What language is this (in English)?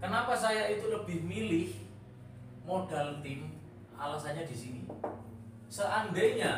Indonesian